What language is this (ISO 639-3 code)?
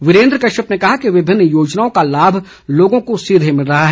hin